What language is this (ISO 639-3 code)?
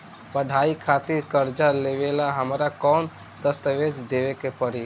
bho